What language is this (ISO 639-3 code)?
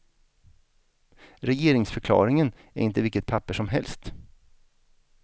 swe